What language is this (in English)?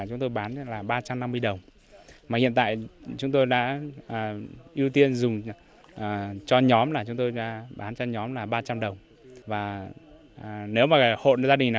Vietnamese